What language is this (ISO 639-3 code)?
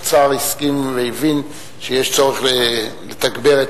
heb